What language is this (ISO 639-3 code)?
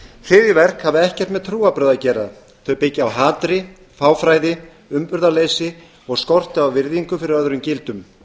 isl